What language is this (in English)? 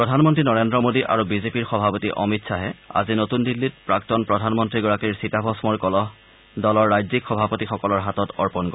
Assamese